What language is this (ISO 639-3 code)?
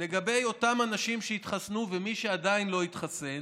heb